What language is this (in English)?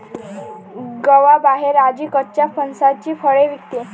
Marathi